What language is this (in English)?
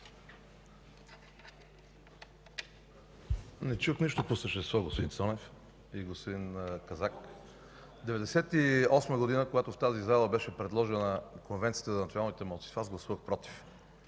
Bulgarian